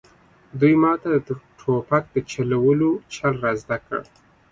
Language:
Pashto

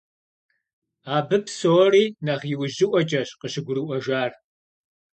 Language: Kabardian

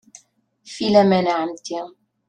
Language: Kabyle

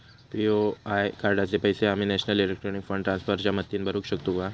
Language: Marathi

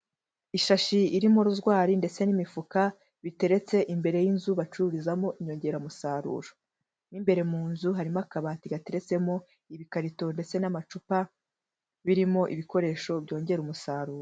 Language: Kinyarwanda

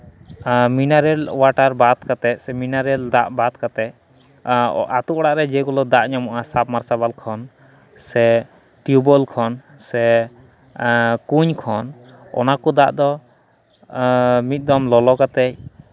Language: Santali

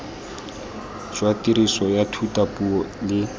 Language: Tswana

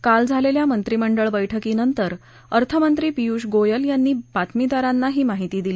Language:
Marathi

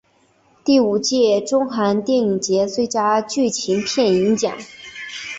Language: Chinese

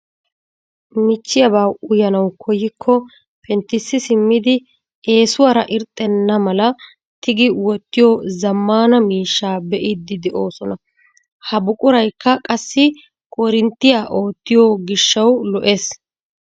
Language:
Wolaytta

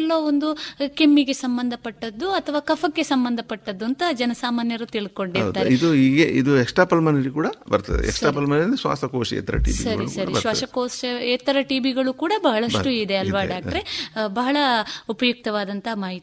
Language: Kannada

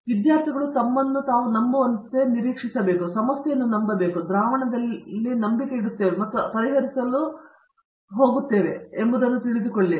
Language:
Kannada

